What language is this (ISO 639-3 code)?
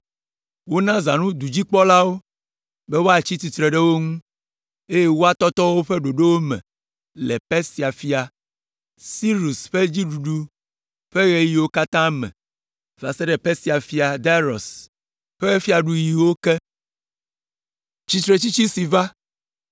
ewe